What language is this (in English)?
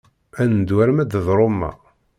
Kabyle